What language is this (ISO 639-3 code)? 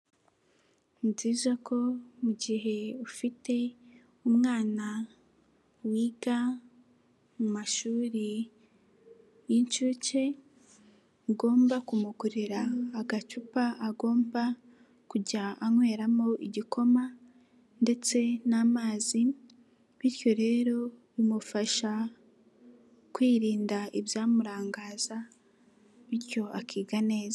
kin